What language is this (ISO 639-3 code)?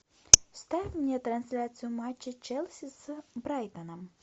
rus